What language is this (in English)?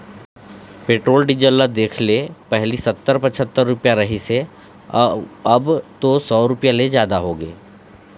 Chhattisgarhi